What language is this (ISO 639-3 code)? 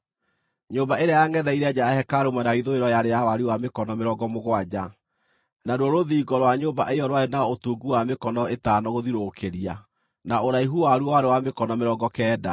kik